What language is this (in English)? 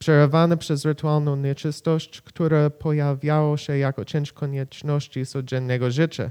Polish